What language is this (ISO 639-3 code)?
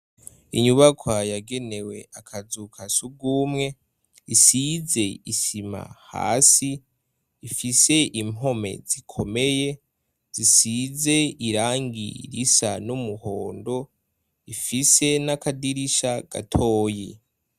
run